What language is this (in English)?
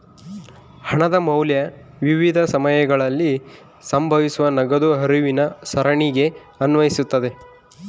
Kannada